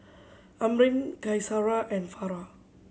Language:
English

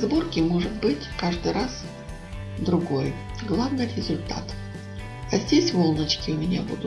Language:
Russian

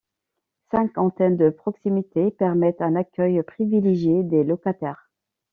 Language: French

